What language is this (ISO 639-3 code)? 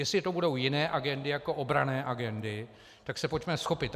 ces